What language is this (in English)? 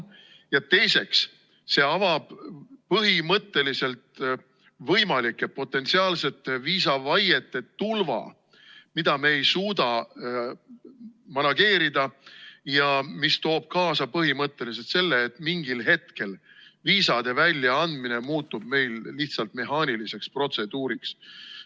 Estonian